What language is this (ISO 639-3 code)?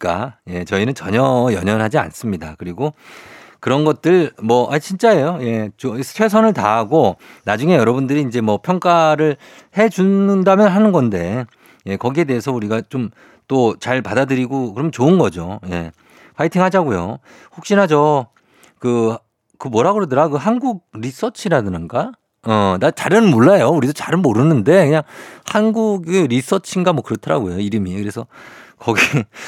kor